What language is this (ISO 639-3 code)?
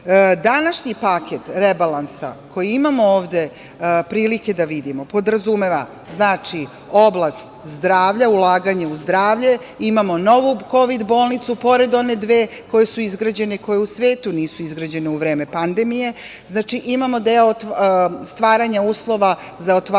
srp